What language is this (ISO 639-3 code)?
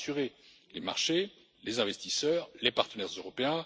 fra